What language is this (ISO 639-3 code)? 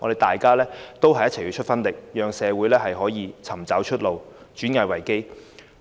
yue